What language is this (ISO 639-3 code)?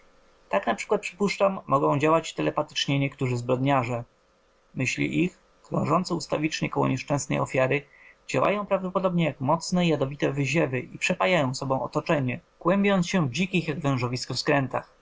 pol